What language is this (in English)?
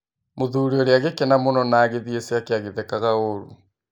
Kikuyu